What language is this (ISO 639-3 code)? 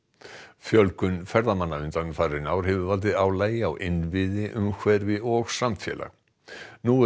isl